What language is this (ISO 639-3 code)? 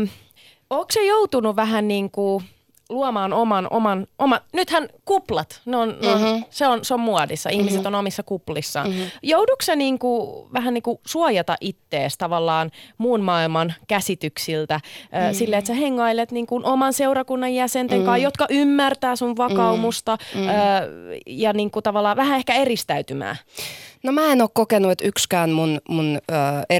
fin